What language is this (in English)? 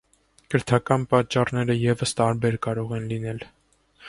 Armenian